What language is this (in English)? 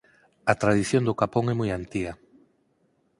Galician